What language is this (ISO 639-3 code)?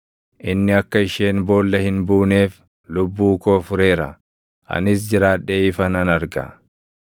orm